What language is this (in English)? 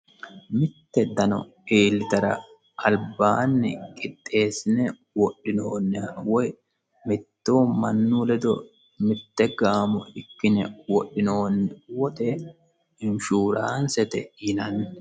Sidamo